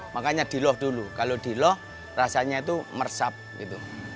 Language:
Indonesian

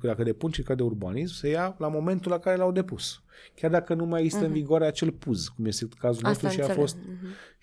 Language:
Romanian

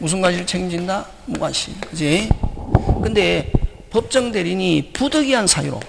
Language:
Korean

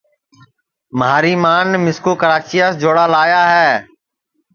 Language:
Sansi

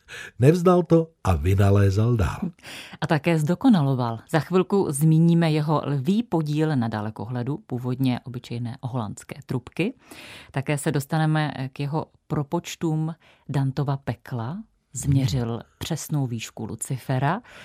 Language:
Czech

